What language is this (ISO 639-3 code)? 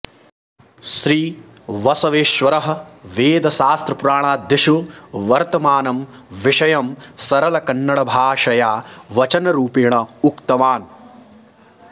san